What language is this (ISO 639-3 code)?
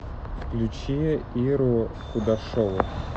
rus